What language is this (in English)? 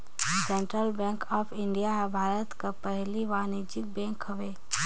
Chhattisgarhi